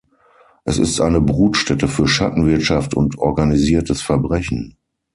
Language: German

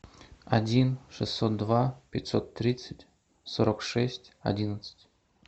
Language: Russian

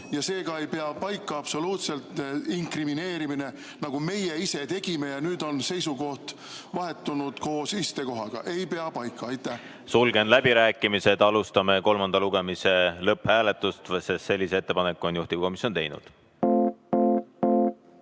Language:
Estonian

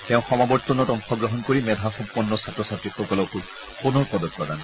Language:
Assamese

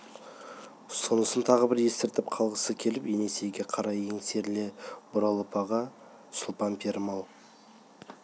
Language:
Kazakh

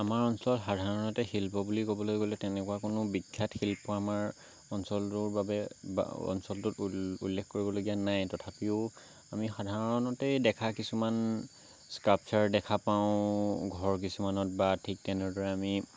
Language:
Assamese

